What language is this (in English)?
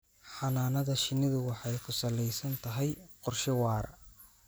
Somali